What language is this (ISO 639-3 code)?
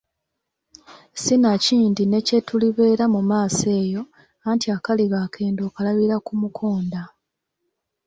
lug